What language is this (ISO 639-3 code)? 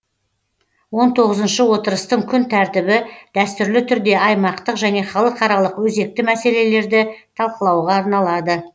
kaz